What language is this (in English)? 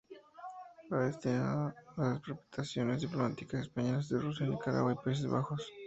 Spanish